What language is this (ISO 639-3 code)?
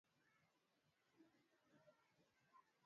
swa